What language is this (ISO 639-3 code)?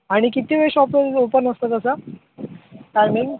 mar